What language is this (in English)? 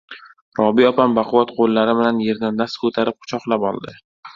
Uzbek